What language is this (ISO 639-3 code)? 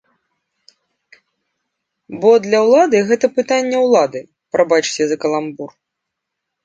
bel